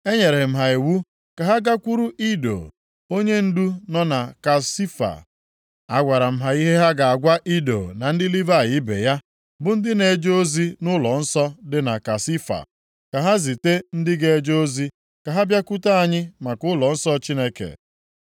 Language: Igbo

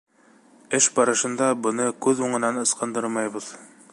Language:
Bashkir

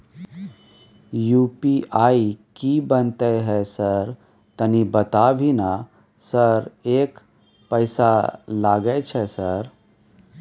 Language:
Maithili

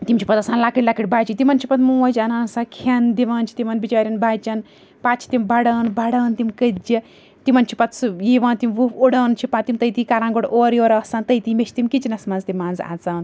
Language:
Kashmiri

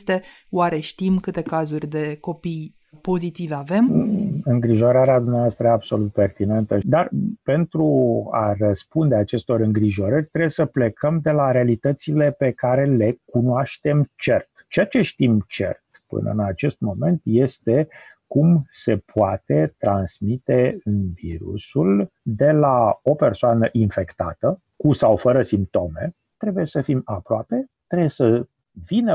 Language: Romanian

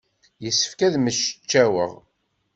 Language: Kabyle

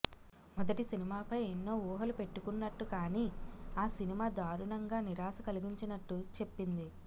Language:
Telugu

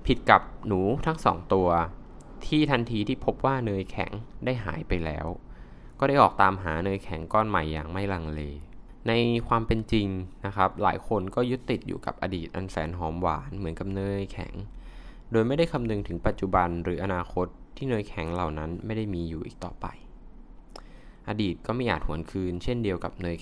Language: Thai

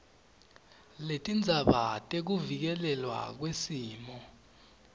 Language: Swati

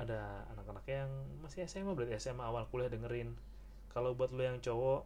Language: Indonesian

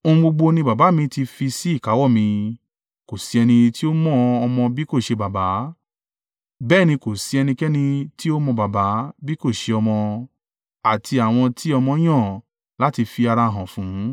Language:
Yoruba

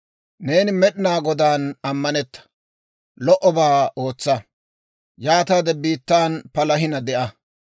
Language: Dawro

